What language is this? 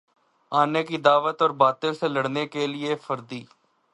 Urdu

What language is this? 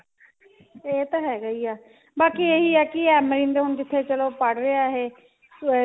Punjabi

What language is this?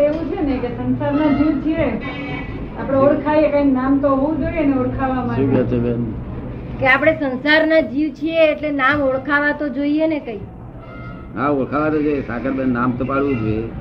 Gujarati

